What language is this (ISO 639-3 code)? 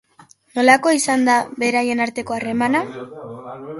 eus